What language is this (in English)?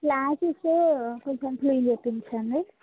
Telugu